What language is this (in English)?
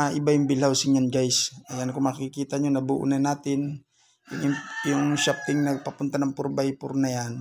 Filipino